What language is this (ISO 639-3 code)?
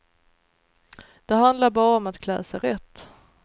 swe